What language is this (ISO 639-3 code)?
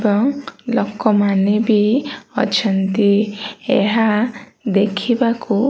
ori